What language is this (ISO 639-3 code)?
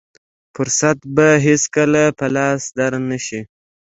pus